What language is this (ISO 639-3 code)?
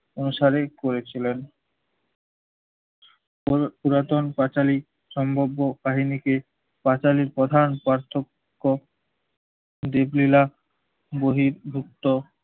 ben